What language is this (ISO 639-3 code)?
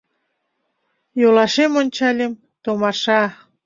chm